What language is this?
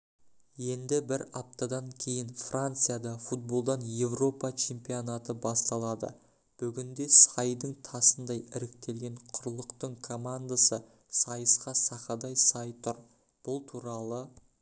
Kazakh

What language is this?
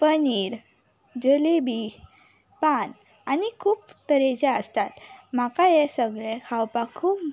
Konkani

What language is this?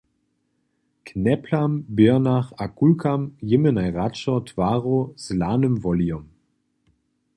Upper Sorbian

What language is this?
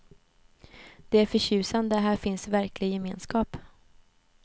Swedish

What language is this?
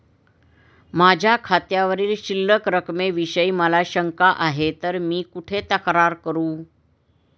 Marathi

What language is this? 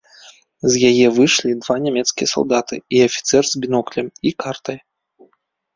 Belarusian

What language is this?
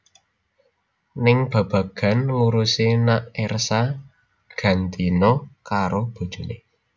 Javanese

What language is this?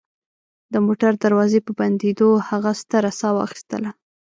Pashto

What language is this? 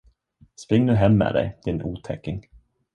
Swedish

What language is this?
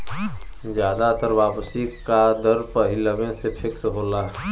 Bhojpuri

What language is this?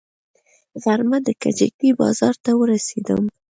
Pashto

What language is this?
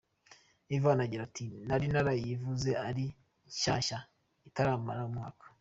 Kinyarwanda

